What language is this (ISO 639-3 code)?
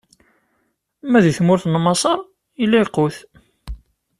kab